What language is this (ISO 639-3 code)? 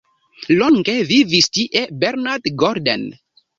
epo